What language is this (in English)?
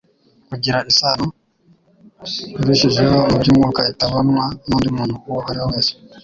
Kinyarwanda